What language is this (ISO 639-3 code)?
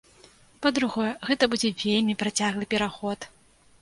bel